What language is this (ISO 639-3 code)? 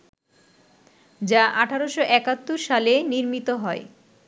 ben